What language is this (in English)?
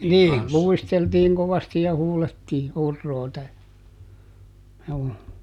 Finnish